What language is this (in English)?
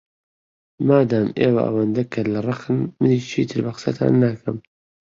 Central Kurdish